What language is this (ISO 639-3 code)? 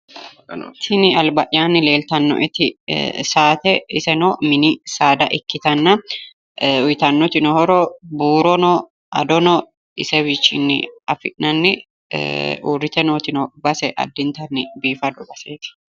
sid